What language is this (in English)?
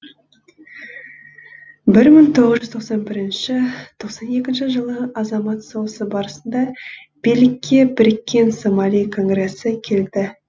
Kazakh